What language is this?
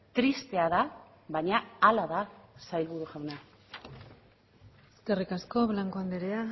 Basque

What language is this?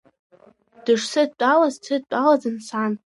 Abkhazian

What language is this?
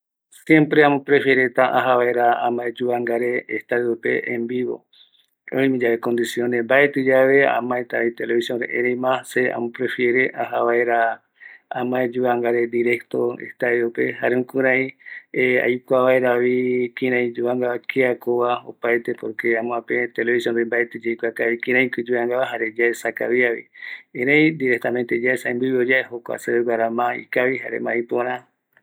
Eastern Bolivian Guaraní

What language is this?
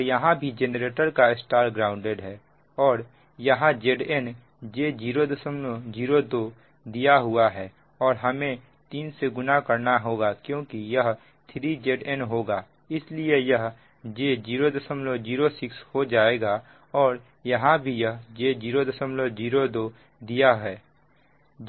Hindi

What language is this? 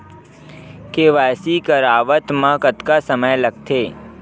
Chhattisgarhi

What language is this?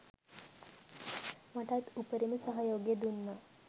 Sinhala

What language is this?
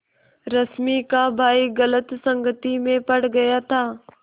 Hindi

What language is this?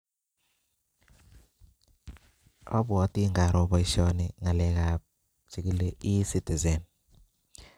Kalenjin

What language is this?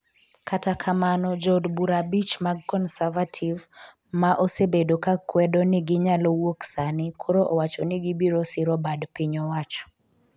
Luo (Kenya and Tanzania)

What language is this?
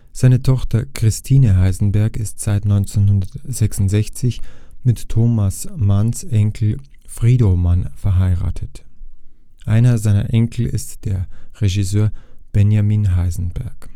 German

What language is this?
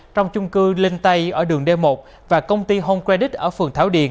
Vietnamese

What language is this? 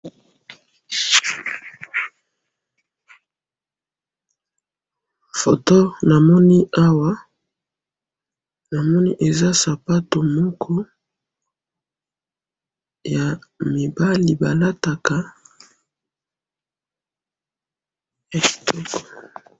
Lingala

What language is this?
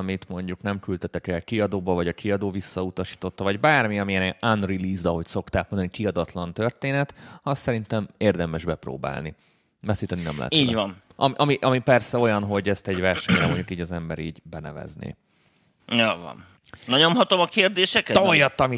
Hungarian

